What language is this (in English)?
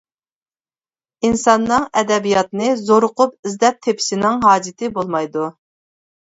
Uyghur